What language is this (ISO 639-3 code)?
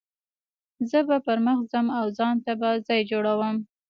pus